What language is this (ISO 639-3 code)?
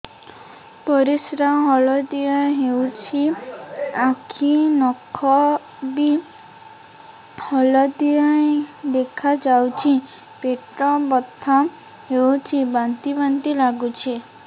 ori